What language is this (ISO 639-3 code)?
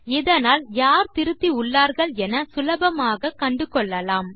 tam